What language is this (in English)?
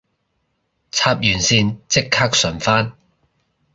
Cantonese